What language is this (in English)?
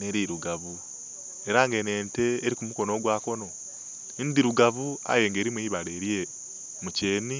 Soga